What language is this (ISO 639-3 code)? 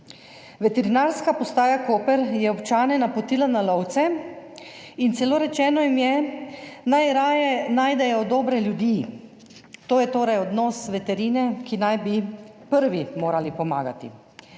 slv